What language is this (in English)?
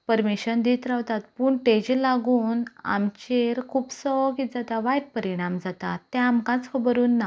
Konkani